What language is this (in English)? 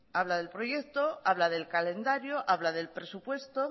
Spanish